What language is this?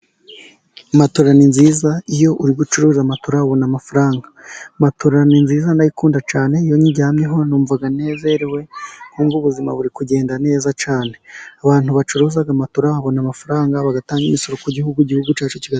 Kinyarwanda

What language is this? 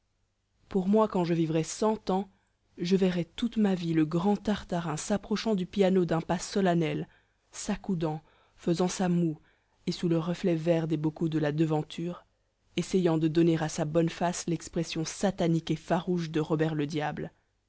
French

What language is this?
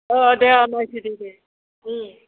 Bodo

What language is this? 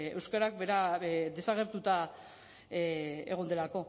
Basque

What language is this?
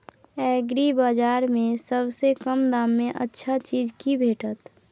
Maithili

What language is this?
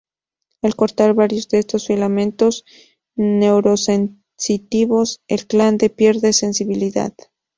Spanish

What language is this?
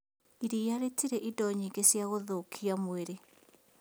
Kikuyu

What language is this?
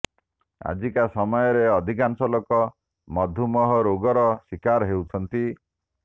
Odia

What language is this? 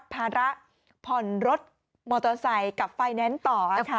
Thai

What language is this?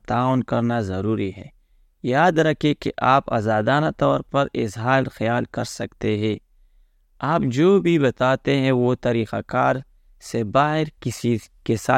Urdu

